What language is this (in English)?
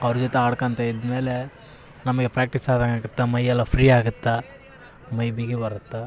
Kannada